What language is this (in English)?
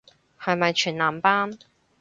Cantonese